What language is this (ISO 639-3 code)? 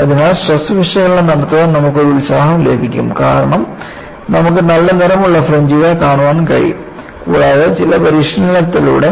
mal